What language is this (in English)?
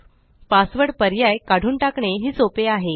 Marathi